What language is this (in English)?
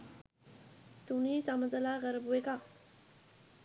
Sinhala